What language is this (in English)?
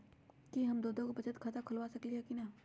Magahi